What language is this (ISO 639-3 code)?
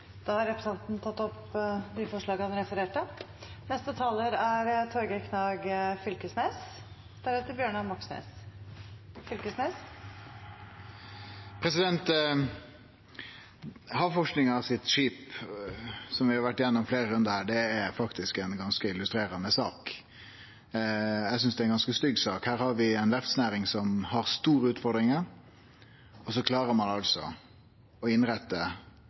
nno